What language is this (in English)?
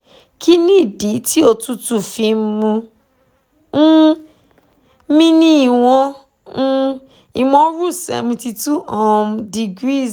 Yoruba